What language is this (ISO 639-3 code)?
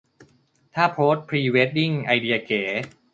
tha